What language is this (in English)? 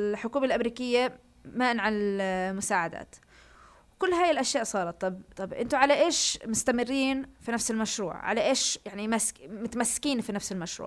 Arabic